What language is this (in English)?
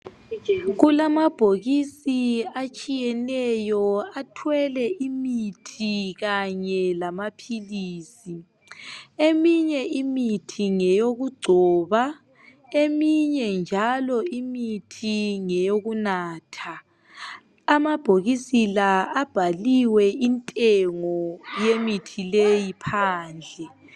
North Ndebele